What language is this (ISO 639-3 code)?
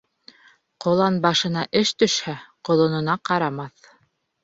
bak